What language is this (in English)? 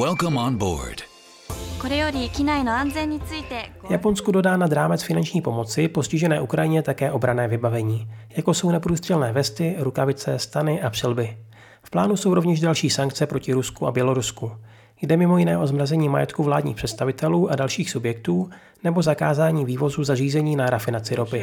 Czech